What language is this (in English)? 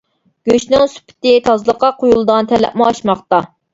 Uyghur